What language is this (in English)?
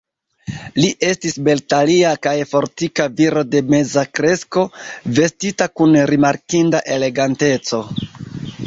Esperanto